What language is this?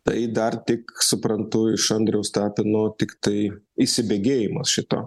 Lithuanian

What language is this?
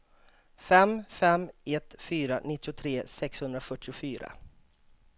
Swedish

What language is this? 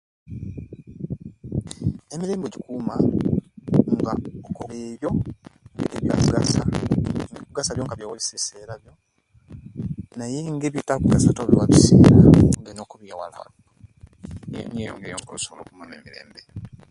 Kenyi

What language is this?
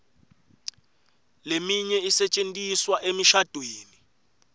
Swati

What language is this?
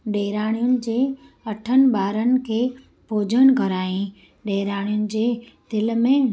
Sindhi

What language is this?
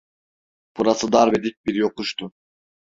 Turkish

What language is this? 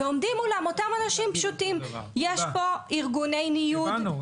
Hebrew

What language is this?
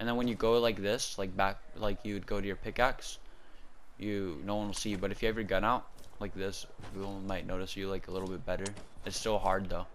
English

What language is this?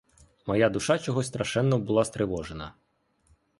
Ukrainian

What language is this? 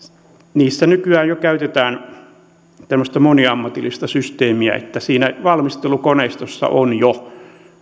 Finnish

